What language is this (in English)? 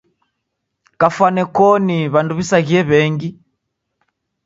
Taita